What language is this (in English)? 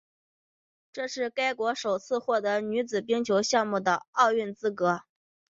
Chinese